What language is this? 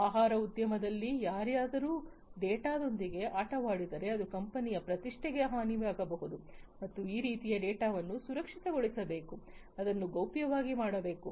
Kannada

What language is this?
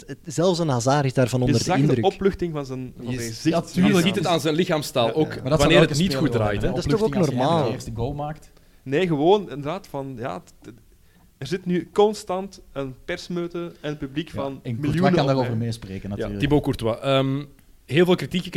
Dutch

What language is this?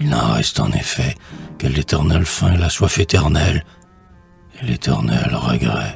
French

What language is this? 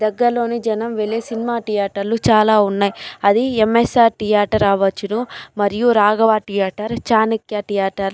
Telugu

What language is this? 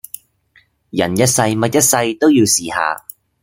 Cantonese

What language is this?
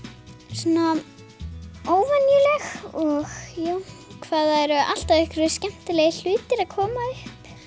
Icelandic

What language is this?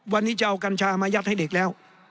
Thai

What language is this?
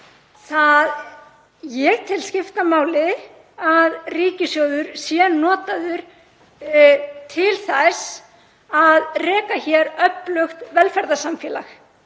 Icelandic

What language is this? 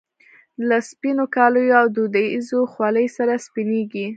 Pashto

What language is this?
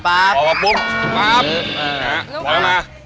Thai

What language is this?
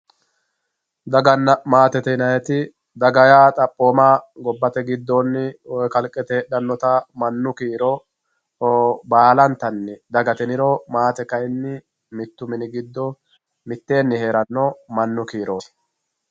Sidamo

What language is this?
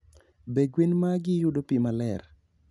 Luo (Kenya and Tanzania)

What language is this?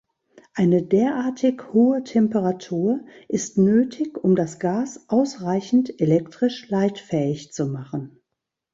German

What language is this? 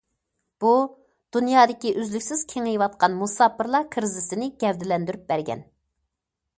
Uyghur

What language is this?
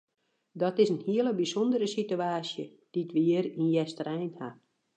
Western Frisian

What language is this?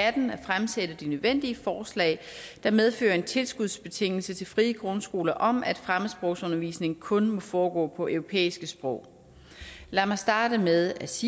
Danish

